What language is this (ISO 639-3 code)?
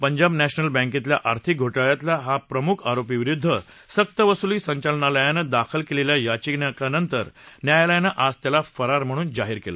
mar